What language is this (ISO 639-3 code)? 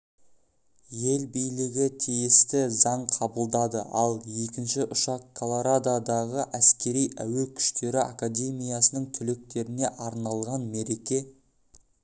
kaz